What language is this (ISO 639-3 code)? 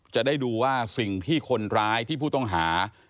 tha